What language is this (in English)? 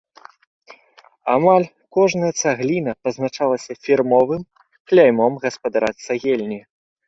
Belarusian